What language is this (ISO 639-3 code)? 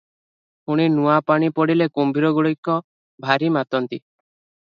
ori